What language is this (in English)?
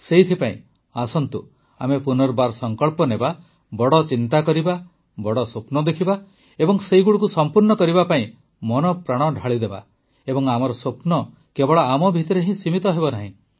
Odia